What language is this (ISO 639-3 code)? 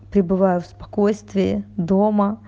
rus